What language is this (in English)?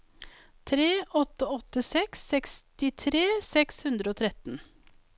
Norwegian